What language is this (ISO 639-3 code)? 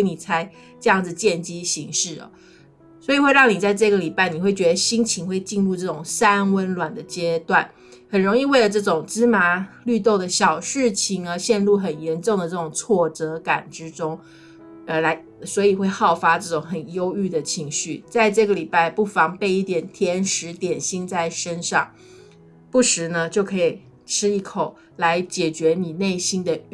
zho